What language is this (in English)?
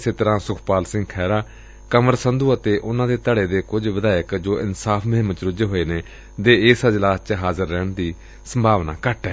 Punjabi